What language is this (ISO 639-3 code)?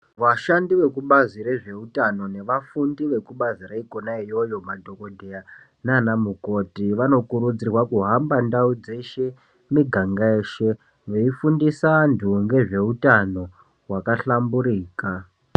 ndc